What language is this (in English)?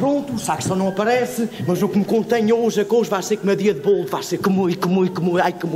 Portuguese